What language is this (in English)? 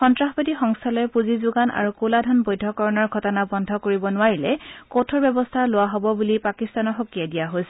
Assamese